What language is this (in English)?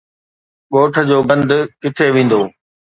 Sindhi